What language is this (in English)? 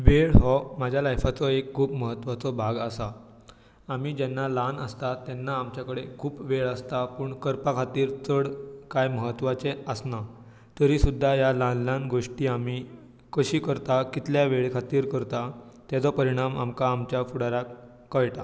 Konkani